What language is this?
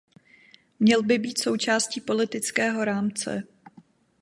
Czech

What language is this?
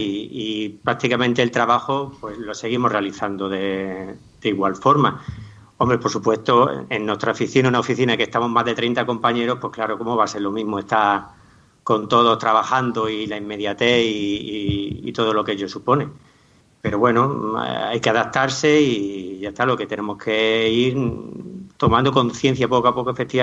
Spanish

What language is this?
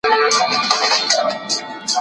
Pashto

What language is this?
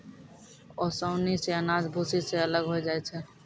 Maithili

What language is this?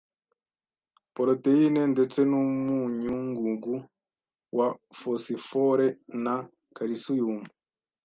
Kinyarwanda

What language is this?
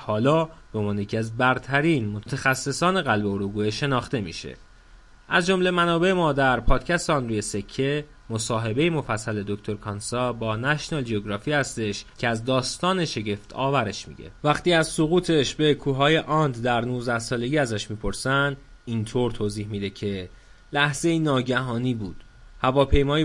Persian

